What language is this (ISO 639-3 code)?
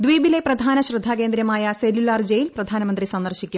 mal